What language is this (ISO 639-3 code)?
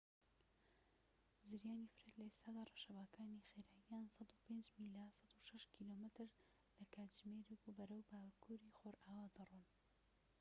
ckb